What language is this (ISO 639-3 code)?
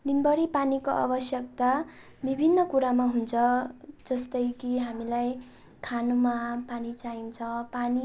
nep